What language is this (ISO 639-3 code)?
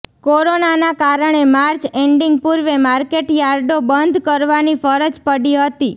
guj